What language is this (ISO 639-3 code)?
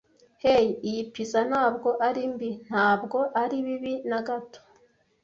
kin